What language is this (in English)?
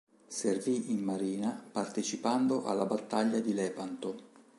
Italian